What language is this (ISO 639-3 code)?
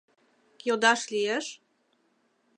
chm